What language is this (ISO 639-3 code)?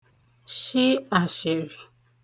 ibo